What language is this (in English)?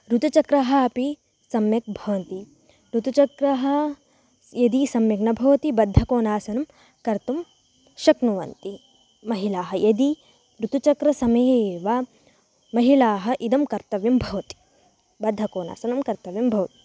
Sanskrit